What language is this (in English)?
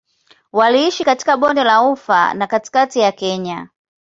Swahili